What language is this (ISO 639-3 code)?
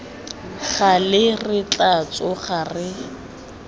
tsn